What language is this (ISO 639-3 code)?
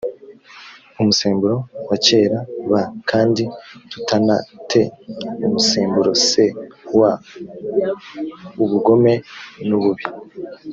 kin